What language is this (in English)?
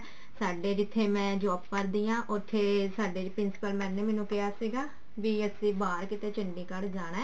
Punjabi